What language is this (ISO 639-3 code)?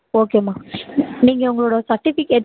tam